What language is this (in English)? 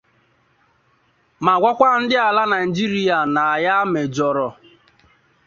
Igbo